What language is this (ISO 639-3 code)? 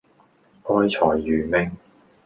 yue